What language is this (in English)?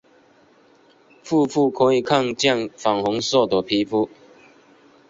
Chinese